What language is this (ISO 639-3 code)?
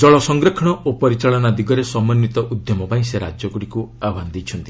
ori